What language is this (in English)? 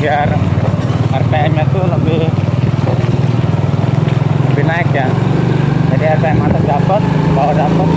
Indonesian